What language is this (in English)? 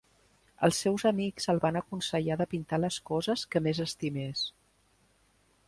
Catalan